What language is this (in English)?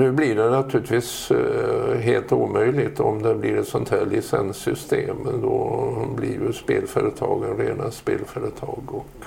Swedish